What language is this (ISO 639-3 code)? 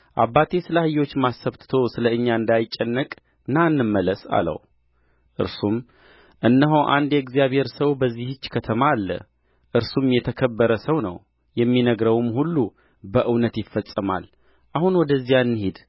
amh